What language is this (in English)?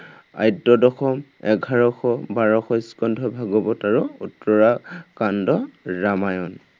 Assamese